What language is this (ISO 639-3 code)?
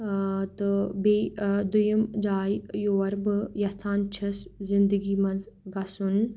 kas